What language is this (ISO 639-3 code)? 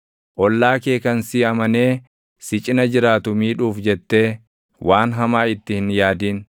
orm